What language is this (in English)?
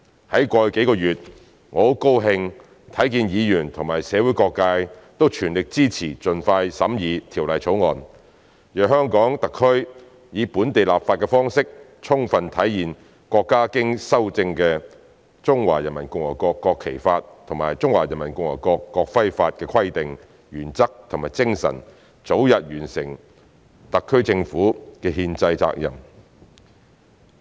Cantonese